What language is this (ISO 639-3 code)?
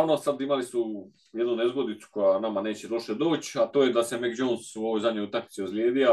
hrv